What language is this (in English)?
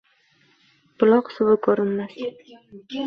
Uzbek